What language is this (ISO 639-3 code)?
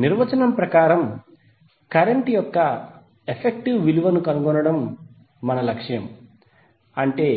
tel